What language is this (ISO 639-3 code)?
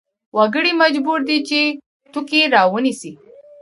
pus